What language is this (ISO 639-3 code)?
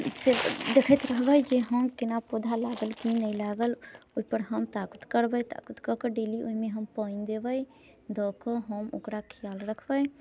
mai